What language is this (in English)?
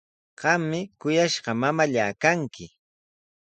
Sihuas Ancash Quechua